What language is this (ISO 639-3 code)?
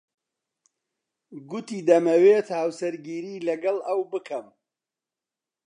ckb